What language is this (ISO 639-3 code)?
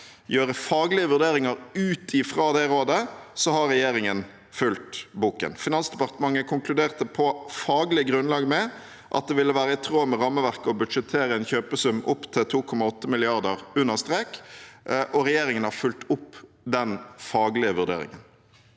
nor